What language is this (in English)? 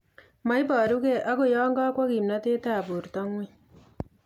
Kalenjin